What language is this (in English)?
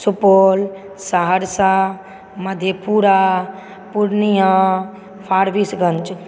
Maithili